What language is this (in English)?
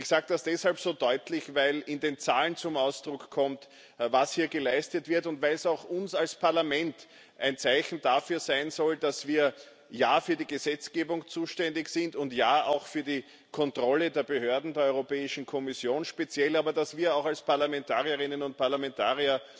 German